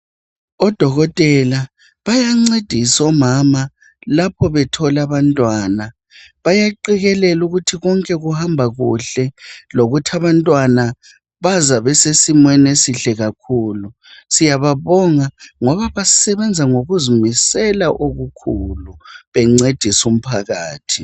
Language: North Ndebele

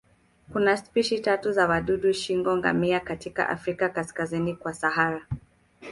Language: Swahili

